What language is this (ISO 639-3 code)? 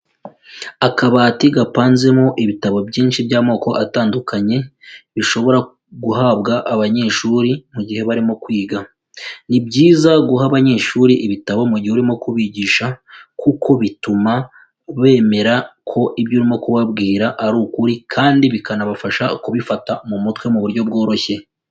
kin